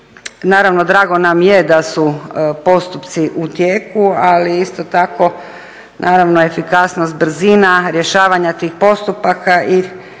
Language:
Croatian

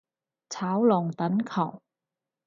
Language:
Cantonese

